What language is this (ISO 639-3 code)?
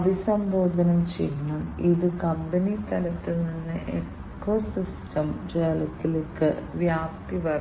mal